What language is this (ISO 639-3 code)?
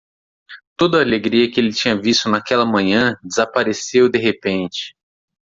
por